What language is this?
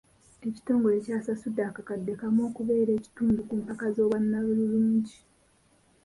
Ganda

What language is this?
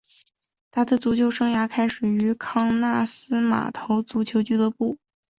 Chinese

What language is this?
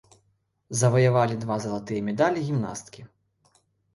Belarusian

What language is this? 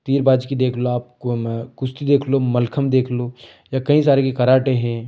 Hindi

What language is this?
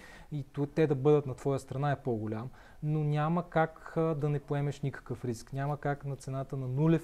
Bulgarian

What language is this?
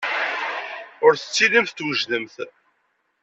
Kabyle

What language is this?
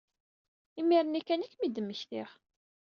Kabyle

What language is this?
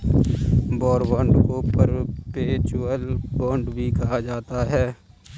Hindi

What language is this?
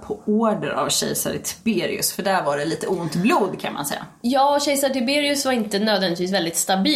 Swedish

